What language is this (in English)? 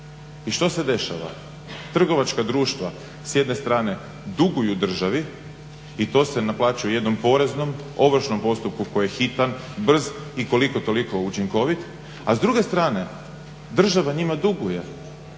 Croatian